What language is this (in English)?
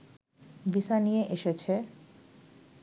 Bangla